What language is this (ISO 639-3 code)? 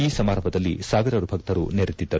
kan